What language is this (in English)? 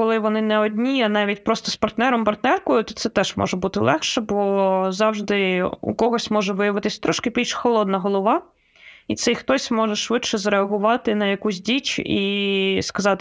Ukrainian